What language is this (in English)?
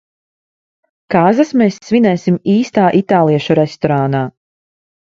Latvian